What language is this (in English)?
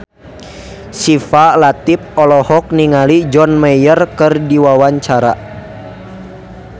Sundanese